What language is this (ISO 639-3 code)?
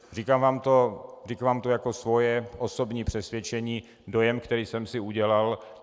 ces